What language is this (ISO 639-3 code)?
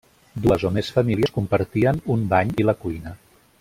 cat